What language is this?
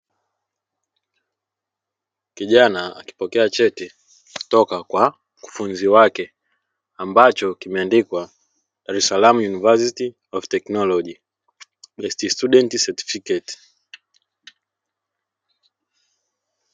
Swahili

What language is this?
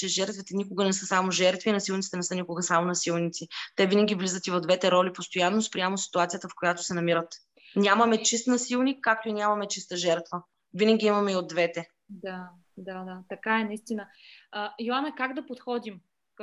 Bulgarian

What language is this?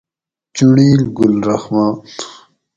Gawri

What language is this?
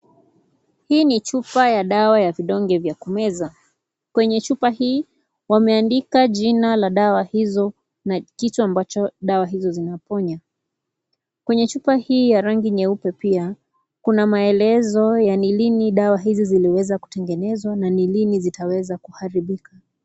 Swahili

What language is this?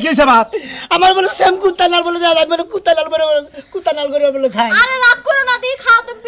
Arabic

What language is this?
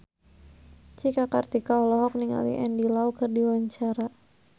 Sundanese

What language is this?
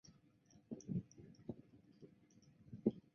Chinese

